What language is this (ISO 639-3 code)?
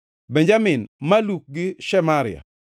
luo